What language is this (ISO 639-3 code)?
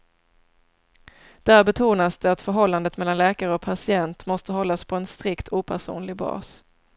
swe